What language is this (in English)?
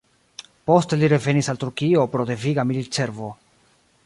Esperanto